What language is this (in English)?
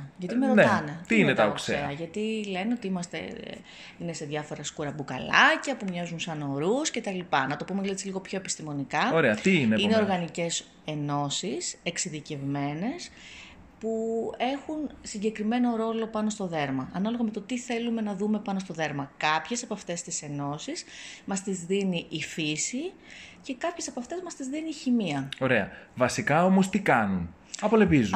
Greek